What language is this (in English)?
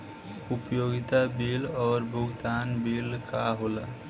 Bhojpuri